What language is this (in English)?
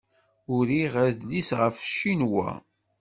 Kabyle